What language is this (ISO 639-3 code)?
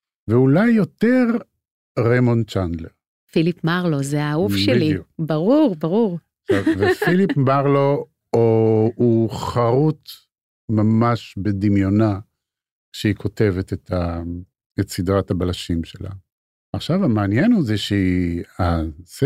heb